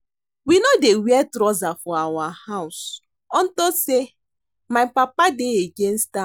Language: Nigerian Pidgin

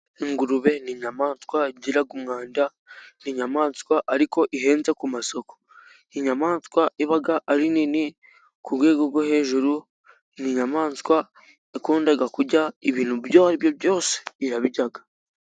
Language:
Kinyarwanda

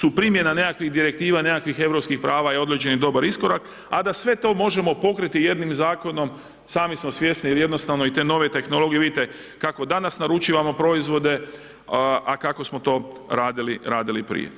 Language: Croatian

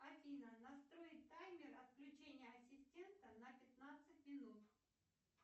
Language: Russian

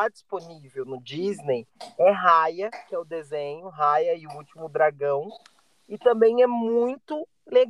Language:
Portuguese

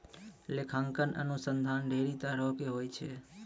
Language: Maithili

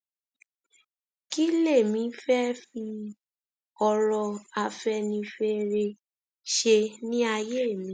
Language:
Yoruba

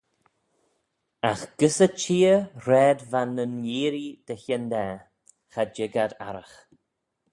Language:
Manx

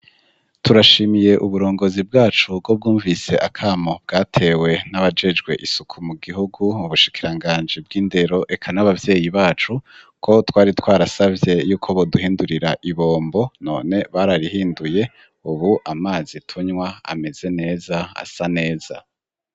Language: Rundi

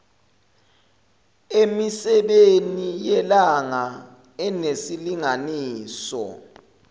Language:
Zulu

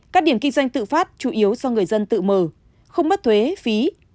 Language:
Vietnamese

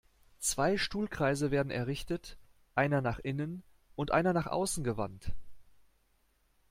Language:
German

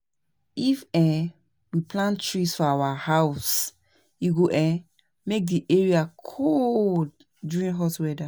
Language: Nigerian Pidgin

